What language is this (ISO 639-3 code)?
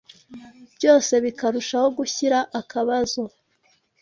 kin